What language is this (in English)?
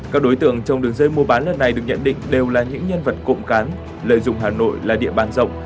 Vietnamese